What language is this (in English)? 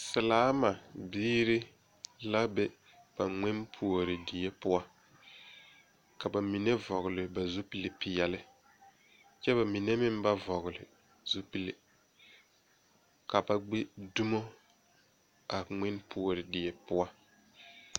Southern Dagaare